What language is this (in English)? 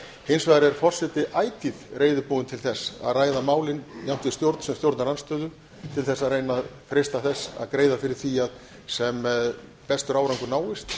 Icelandic